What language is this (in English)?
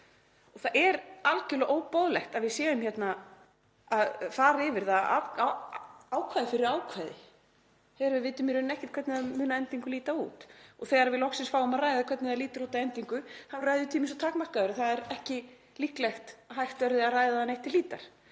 Icelandic